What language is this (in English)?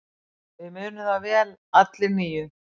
Icelandic